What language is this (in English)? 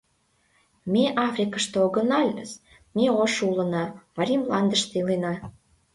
Mari